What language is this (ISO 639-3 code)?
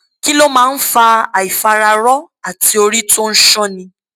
yor